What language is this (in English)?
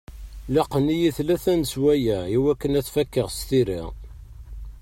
Kabyle